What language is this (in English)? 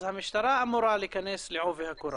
Hebrew